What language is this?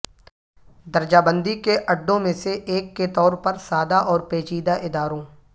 Urdu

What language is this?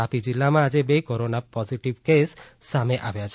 Gujarati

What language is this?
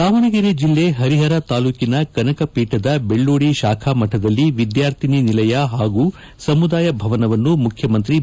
Kannada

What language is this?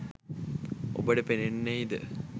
Sinhala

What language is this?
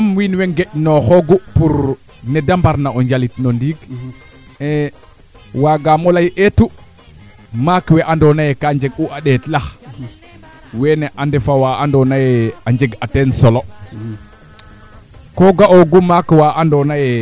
Serer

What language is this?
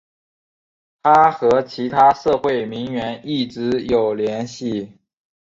Chinese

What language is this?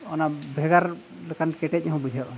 Santali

